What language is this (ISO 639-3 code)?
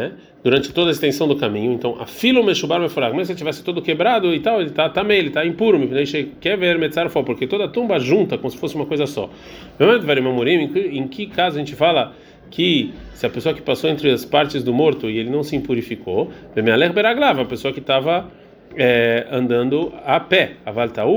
por